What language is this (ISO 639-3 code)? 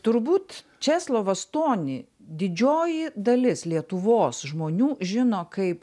lit